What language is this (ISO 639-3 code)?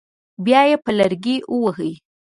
pus